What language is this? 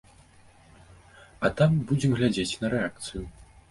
Belarusian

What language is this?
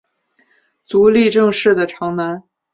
Chinese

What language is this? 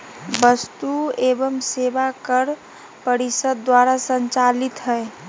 Magahi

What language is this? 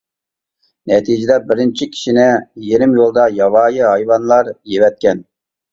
Uyghur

